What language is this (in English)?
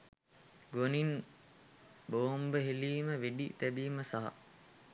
Sinhala